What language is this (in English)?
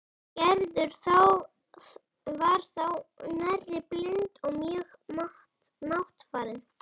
Icelandic